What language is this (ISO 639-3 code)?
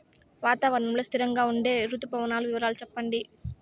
tel